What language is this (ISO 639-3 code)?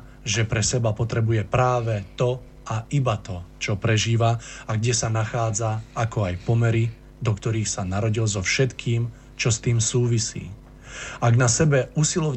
slk